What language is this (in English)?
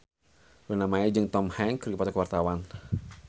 Sundanese